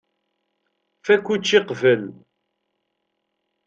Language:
Kabyle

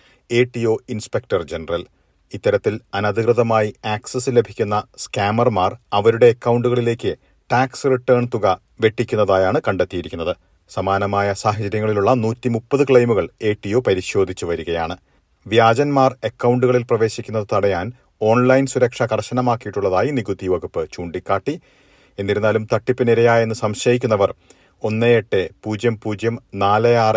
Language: Malayalam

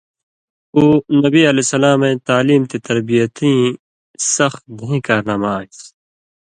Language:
Indus Kohistani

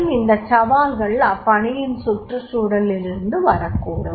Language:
Tamil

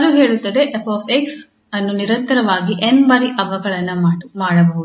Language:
Kannada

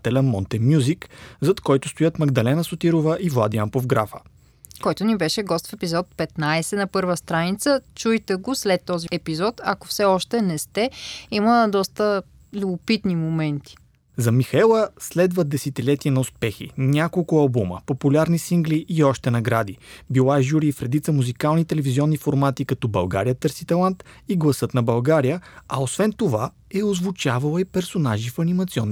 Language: Bulgarian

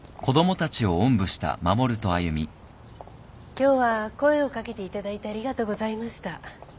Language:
Japanese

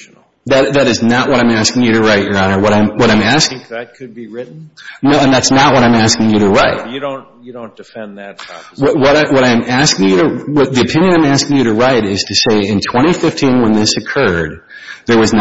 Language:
English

